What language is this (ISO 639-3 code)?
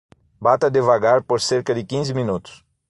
por